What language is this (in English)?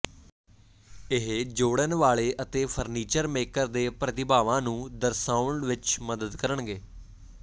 Punjabi